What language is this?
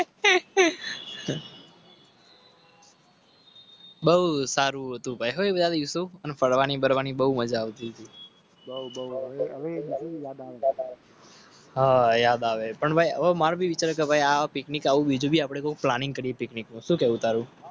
Gujarati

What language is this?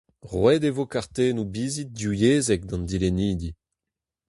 Breton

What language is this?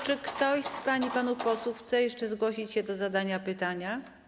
Polish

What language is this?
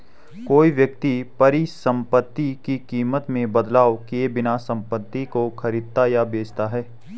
Hindi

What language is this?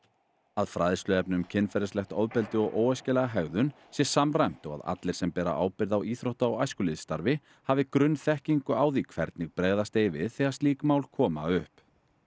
Icelandic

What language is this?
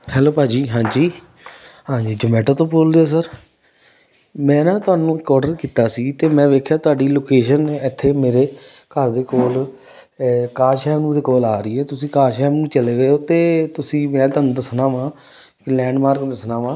Punjabi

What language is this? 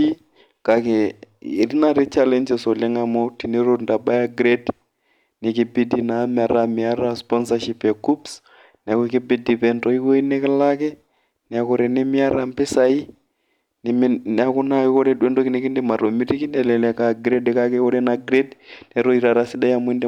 Masai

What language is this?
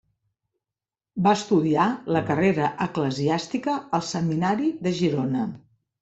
Catalan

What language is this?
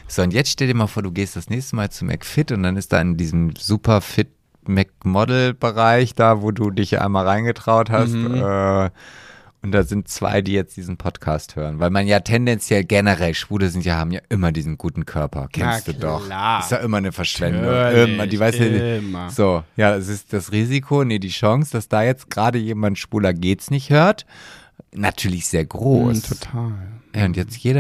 German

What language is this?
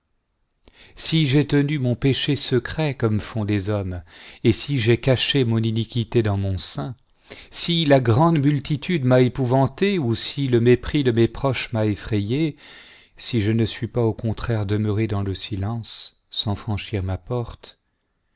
French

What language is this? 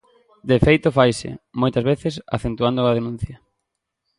Galician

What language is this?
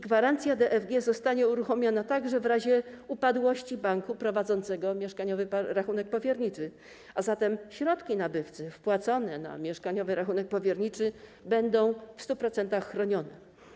Polish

